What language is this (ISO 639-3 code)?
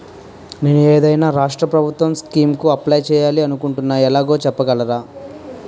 tel